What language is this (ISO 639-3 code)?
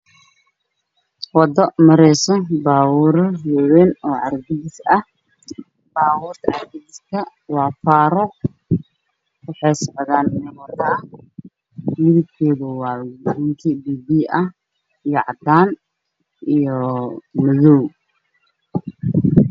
som